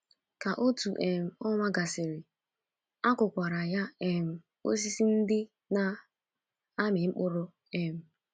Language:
Igbo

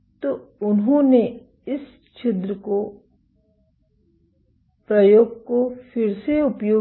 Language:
Hindi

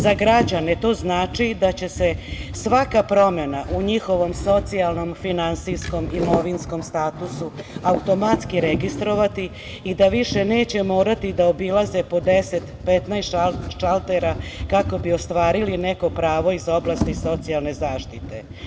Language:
Serbian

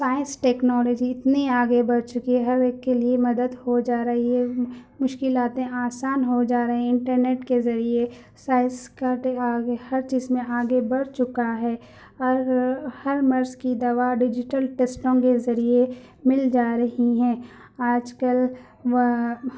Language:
Urdu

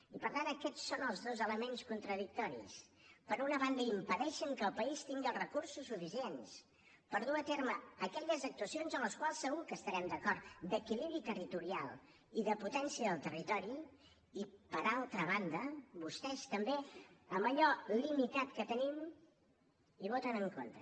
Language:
Catalan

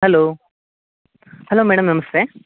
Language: Kannada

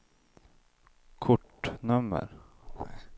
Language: Swedish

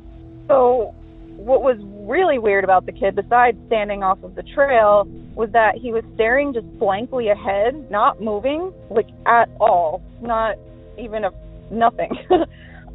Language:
English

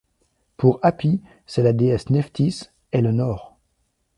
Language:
French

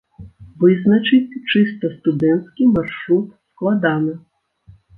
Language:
Belarusian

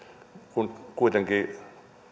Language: Finnish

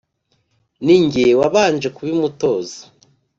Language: Kinyarwanda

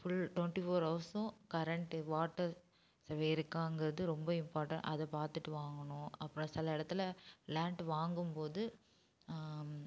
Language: Tamil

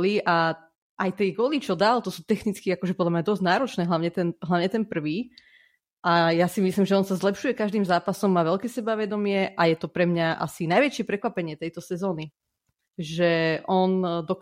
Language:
Slovak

